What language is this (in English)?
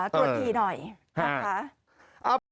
Thai